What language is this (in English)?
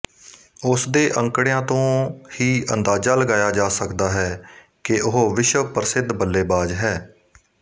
Punjabi